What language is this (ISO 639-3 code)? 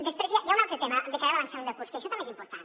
cat